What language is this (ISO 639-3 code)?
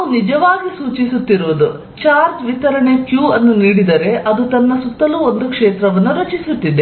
kan